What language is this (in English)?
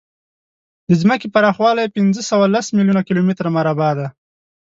Pashto